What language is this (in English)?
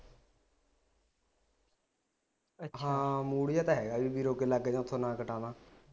Punjabi